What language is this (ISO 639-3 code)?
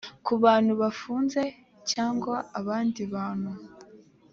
kin